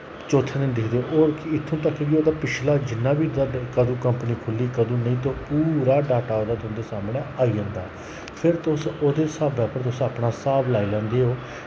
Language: Dogri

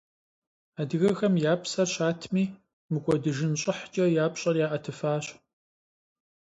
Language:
Kabardian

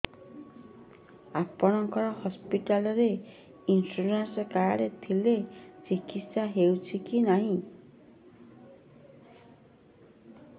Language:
Odia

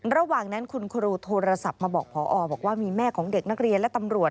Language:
Thai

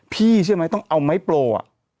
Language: Thai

